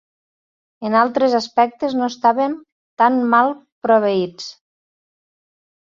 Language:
Catalan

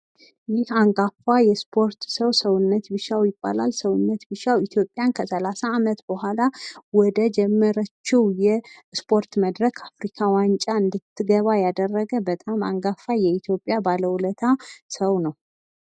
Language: Amharic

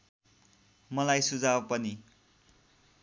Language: Nepali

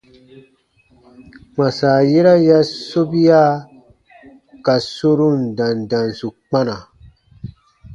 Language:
Baatonum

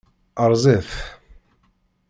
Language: Kabyle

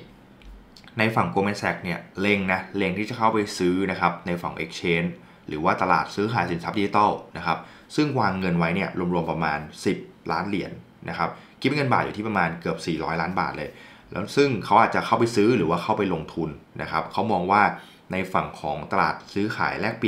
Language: Thai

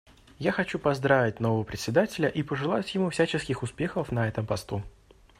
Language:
Russian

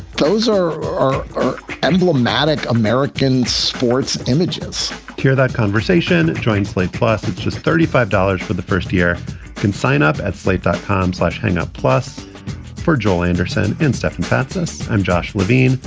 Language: English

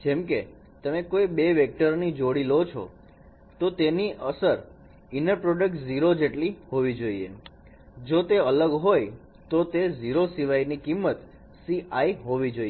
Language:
Gujarati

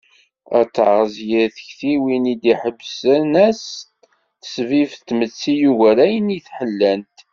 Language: Kabyle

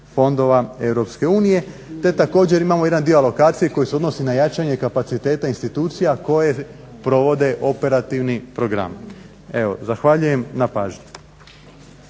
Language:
Croatian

